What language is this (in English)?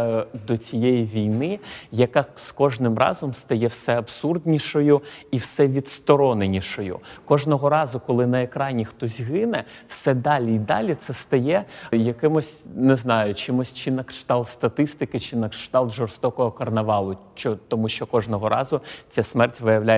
Ukrainian